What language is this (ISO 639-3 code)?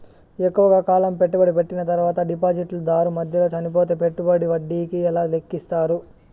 tel